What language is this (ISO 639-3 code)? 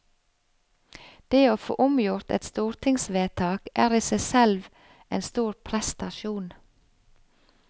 nor